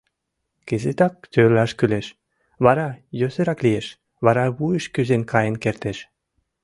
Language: Mari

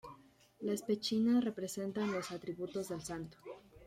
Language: Spanish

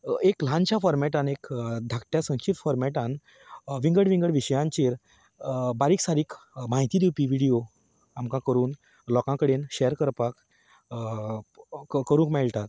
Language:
Konkani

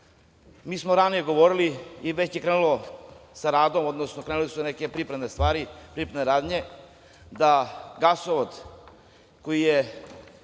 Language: Serbian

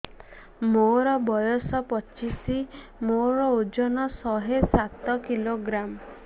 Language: Odia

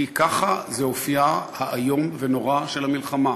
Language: Hebrew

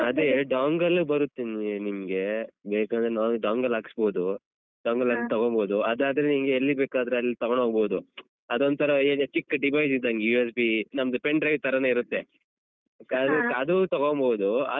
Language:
Kannada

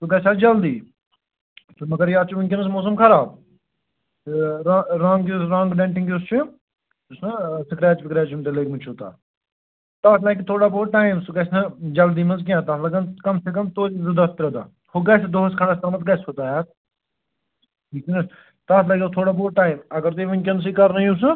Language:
Kashmiri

